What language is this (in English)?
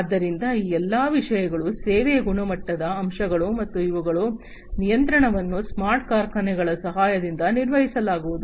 Kannada